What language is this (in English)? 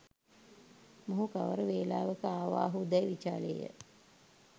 Sinhala